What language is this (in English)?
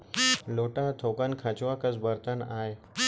Chhattisgarhi